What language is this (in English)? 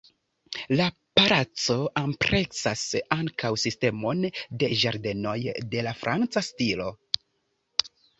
Esperanto